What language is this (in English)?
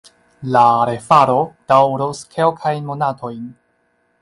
Esperanto